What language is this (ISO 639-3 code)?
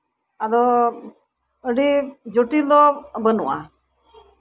sat